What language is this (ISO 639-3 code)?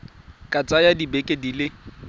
tsn